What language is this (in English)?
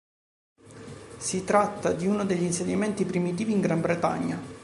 Italian